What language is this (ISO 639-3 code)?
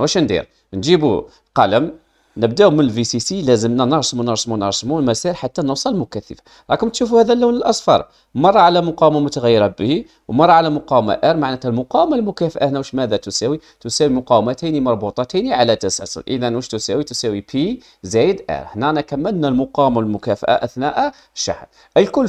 ara